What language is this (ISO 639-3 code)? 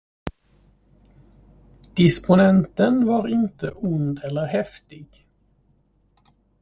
swe